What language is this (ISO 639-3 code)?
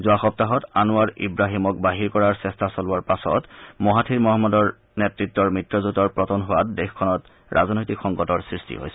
asm